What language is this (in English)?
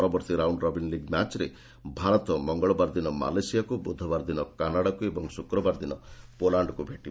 Odia